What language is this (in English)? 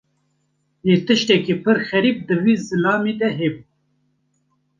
Kurdish